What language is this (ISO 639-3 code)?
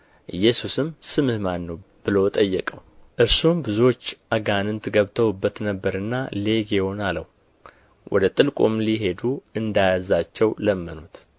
amh